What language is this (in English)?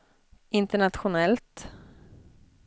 Swedish